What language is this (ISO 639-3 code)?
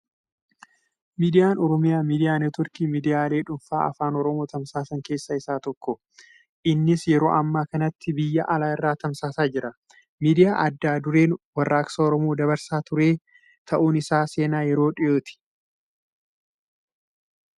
orm